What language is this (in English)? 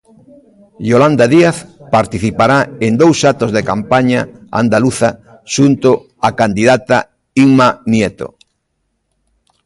Galician